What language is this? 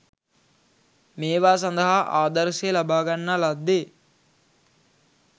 Sinhala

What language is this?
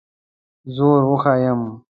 Pashto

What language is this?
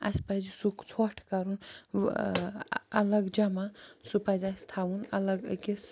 Kashmiri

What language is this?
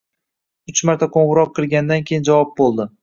Uzbek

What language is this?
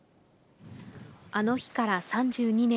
Japanese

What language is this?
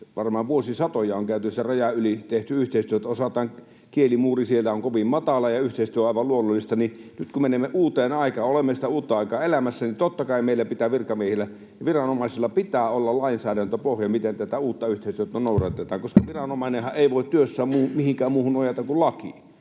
Finnish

